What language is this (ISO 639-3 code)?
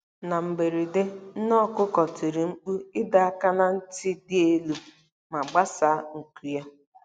ibo